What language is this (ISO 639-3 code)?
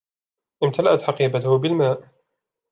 ara